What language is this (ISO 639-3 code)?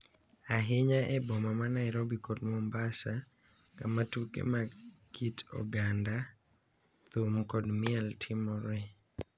luo